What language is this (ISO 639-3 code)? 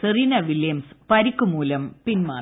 mal